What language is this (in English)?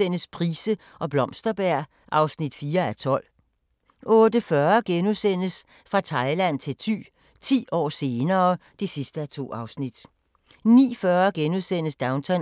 Danish